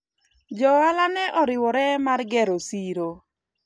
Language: Luo (Kenya and Tanzania)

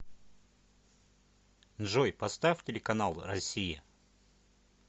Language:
Russian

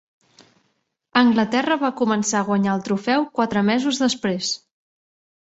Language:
Catalan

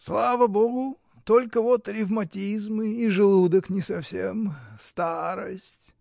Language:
Russian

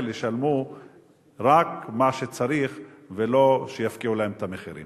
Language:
Hebrew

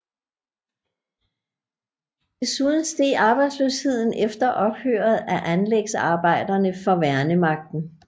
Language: Danish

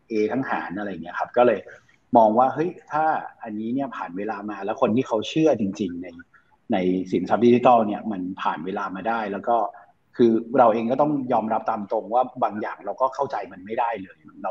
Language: Thai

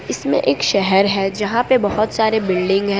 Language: Hindi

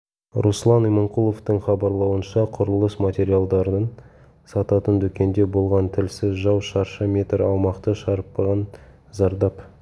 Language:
Kazakh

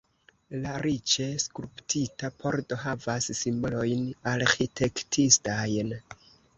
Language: Esperanto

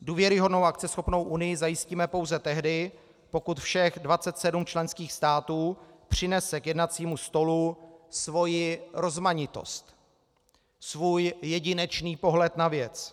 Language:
Czech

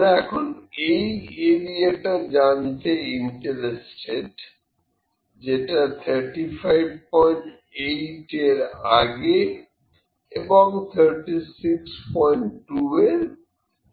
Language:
Bangla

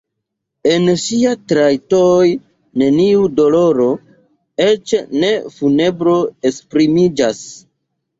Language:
Esperanto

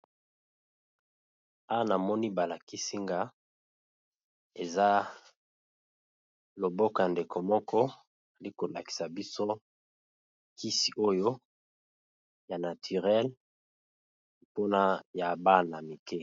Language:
Lingala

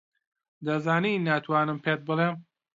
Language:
Central Kurdish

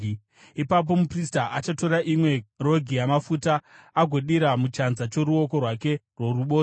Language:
Shona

